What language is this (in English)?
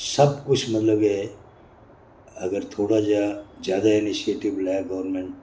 Dogri